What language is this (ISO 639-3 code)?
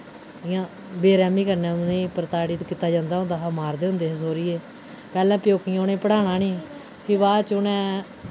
doi